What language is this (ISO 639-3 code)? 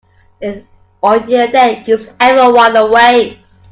eng